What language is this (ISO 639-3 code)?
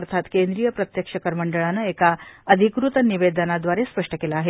mar